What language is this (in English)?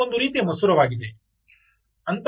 Kannada